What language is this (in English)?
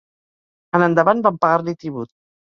Catalan